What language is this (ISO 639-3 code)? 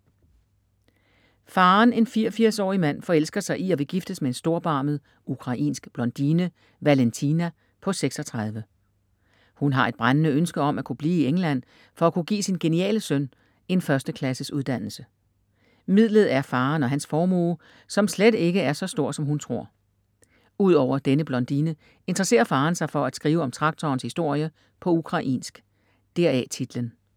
dan